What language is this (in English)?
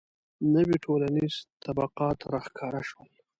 Pashto